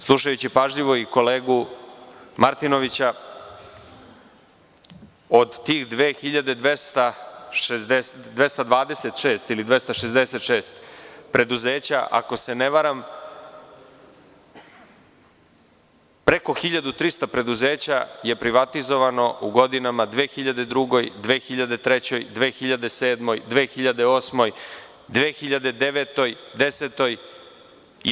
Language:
Serbian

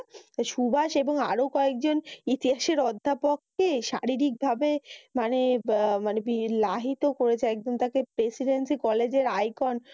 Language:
Bangla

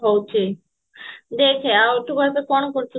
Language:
Odia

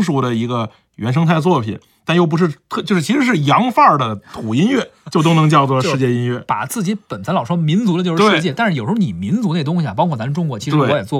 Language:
Chinese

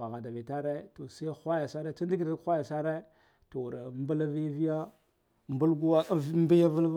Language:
Guduf-Gava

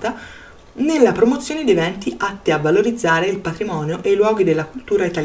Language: Italian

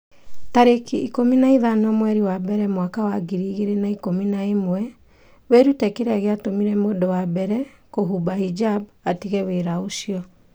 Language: Kikuyu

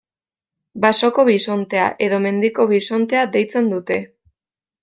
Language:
Basque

